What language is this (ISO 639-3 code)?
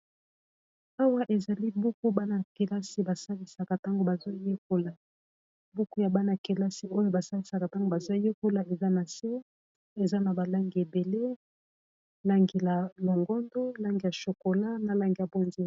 lin